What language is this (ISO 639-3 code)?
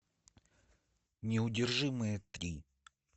rus